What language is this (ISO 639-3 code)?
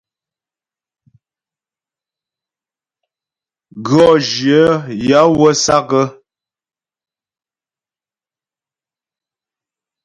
bbj